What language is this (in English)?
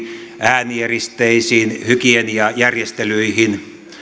Finnish